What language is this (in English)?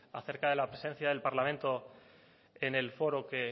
Spanish